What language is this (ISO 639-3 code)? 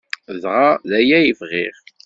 kab